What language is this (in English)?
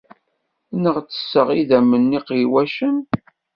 Kabyle